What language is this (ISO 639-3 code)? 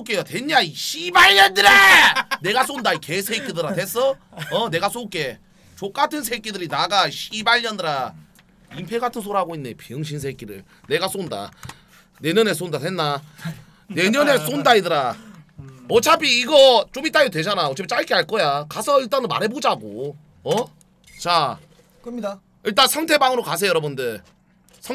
kor